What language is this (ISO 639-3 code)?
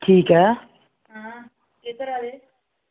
doi